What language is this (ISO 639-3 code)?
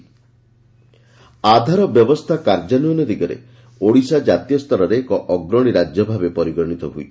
ori